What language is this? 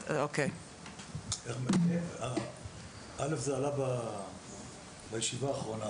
Hebrew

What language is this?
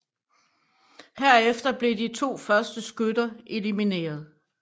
Danish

